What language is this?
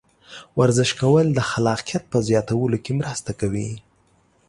Pashto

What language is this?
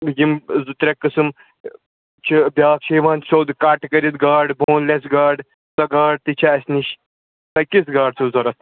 Kashmiri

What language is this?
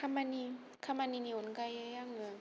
Bodo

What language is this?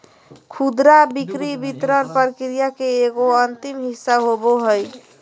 Magahi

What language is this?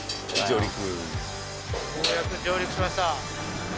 Japanese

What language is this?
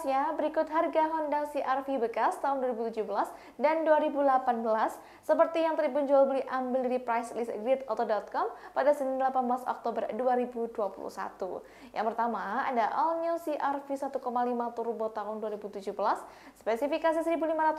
Indonesian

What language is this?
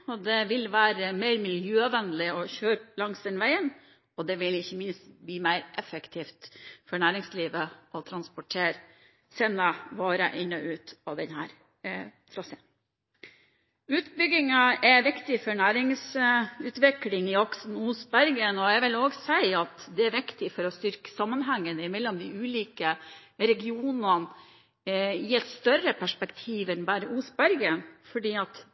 Norwegian Bokmål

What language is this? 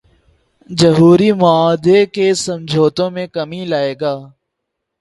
Urdu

